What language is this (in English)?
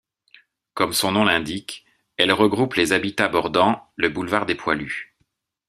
French